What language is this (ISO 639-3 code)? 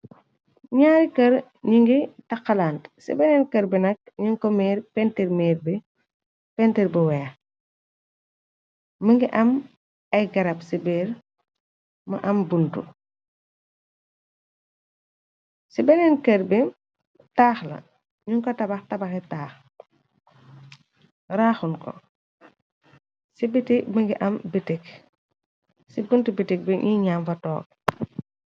wol